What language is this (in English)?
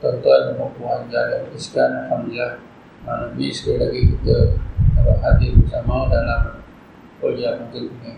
Malay